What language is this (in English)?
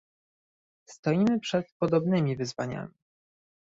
Polish